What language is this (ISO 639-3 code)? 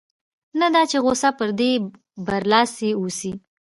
pus